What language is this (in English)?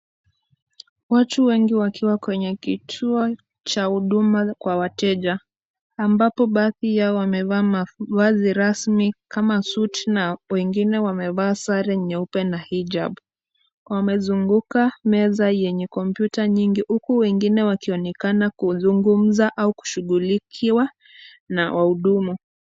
Swahili